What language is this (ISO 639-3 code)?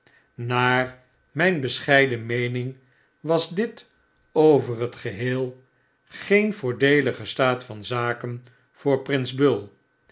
nld